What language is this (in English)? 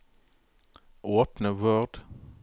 Norwegian